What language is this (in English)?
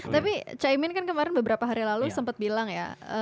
Indonesian